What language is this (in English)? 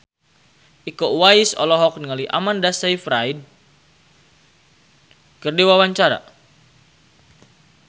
Sundanese